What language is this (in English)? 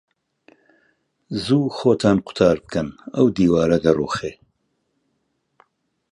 Central Kurdish